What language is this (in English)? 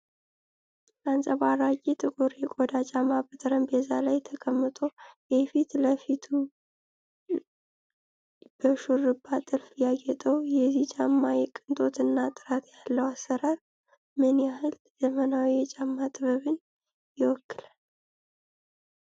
Amharic